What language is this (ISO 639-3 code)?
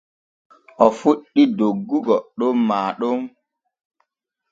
fue